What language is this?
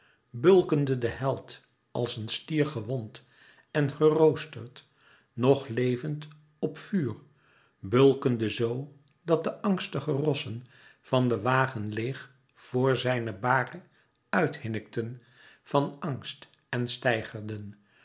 Dutch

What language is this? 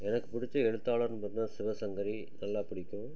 Tamil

